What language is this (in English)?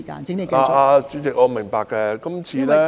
Cantonese